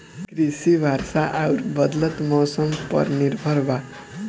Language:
Bhojpuri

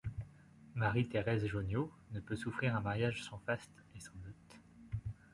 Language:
French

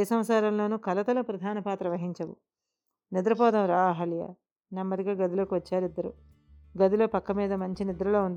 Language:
Telugu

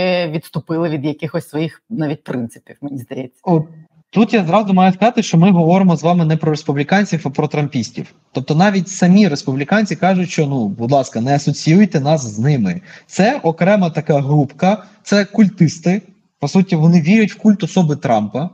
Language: Ukrainian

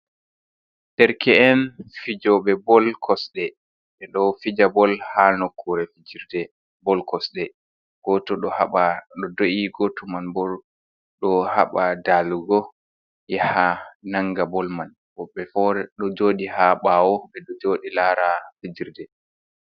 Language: Fula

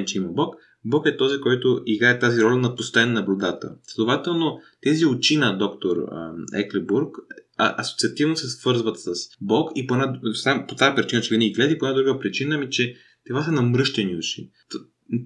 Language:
Bulgarian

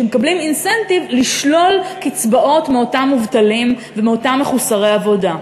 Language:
Hebrew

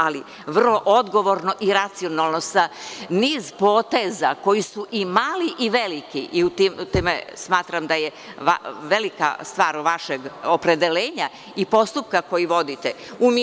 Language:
Serbian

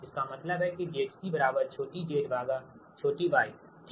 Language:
Hindi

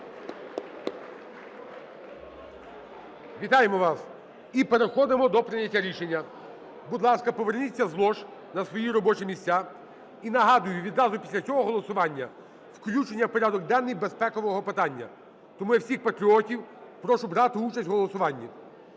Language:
Ukrainian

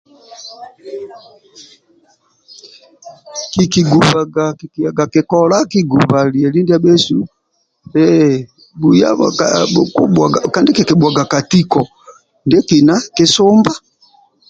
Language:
Amba (Uganda)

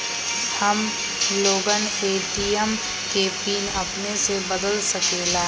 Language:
Magahi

